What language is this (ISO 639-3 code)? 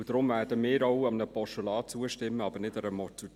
gsw